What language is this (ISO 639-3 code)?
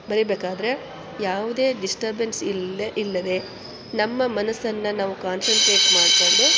kan